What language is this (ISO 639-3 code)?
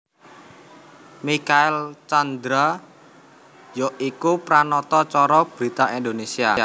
jav